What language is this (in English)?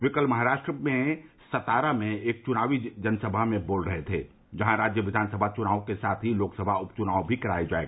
Hindi